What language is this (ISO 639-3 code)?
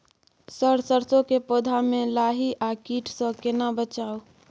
mai